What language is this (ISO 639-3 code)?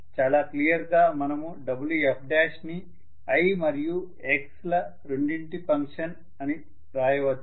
tel